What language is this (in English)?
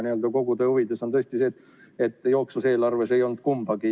Estonian